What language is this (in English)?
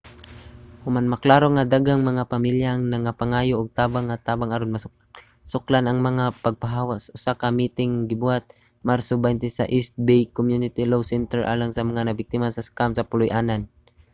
Cebuano